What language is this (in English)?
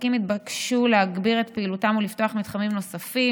Hebrew